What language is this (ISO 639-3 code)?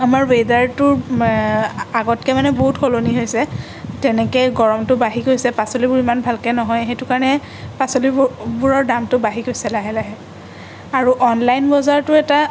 asm